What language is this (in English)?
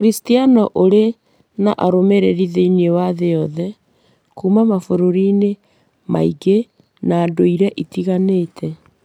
Kikuyu